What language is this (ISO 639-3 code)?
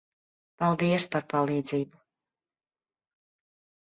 lav